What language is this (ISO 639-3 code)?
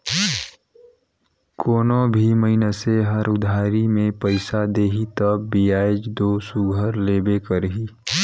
hne